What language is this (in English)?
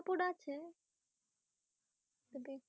Bangla